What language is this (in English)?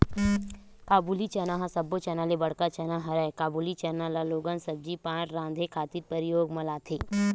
Chhattisgarhi